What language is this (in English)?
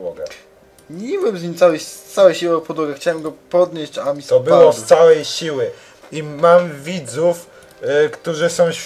Polish